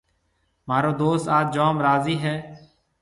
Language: Marwari (Pakistan)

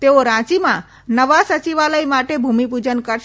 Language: Gujarati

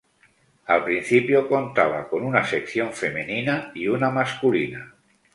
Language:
Spanish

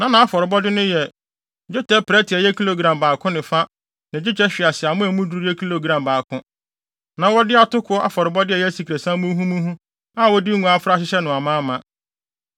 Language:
Akan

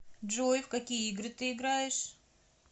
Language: Russian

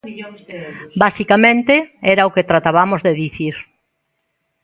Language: Galician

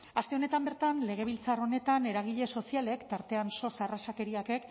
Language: Basque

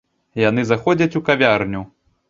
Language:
Belarusian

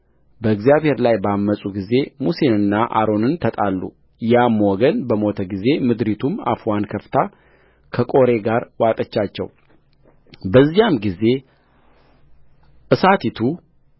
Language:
Amharic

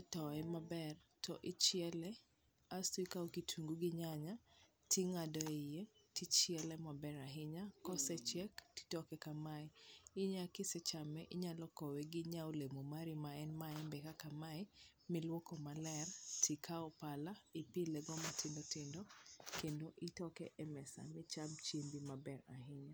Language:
Luo (Kenya and Tanzania)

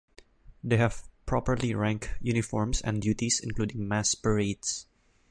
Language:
English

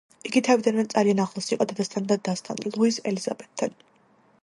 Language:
Georgian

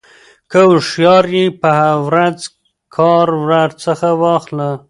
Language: Pashto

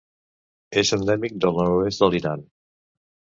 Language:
Catalan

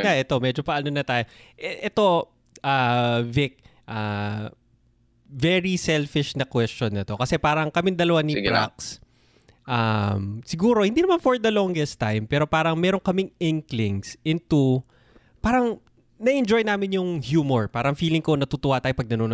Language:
Filipino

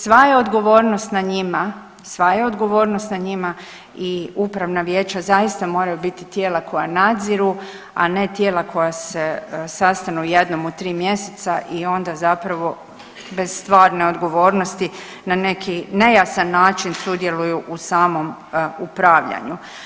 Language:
Croatian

